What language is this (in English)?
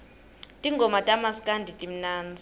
Swati